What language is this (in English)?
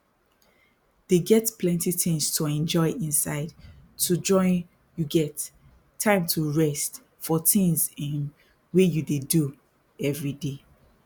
Nigerian Pidgin